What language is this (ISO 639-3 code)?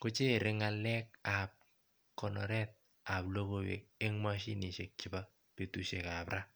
kln